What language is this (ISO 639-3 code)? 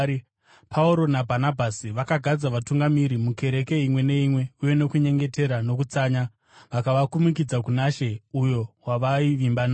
sna